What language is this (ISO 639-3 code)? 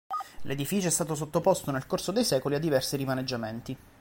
ita